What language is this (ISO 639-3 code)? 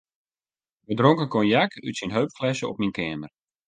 fry